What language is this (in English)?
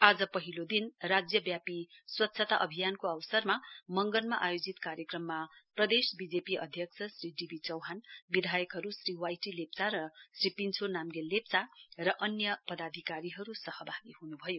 Nepali